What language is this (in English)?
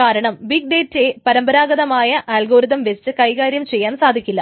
Malayalam